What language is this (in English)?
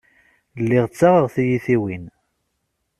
Kabyle